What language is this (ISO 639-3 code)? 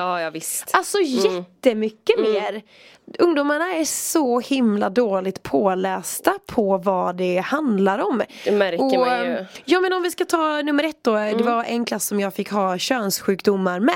swe